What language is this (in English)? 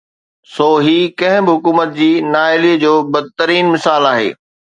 Sindhi